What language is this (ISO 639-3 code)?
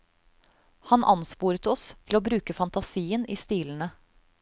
nor